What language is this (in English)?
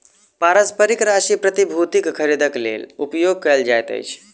Maithili